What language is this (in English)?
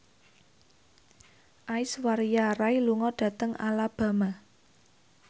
Javanese